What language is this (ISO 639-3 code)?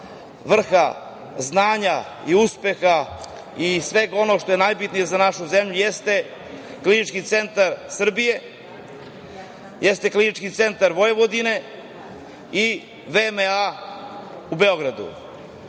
srp